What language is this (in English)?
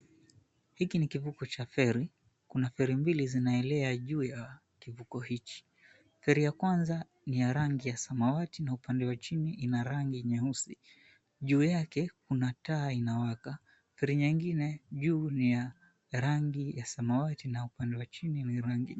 Swahili